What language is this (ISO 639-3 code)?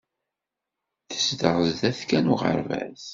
kab